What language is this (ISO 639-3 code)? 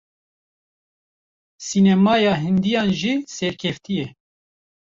kur